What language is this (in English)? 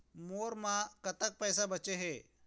Chhattisgarhi